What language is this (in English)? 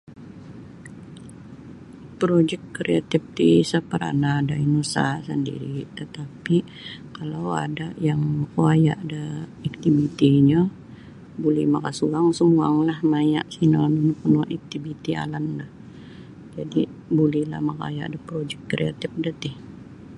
Sabah Bisaya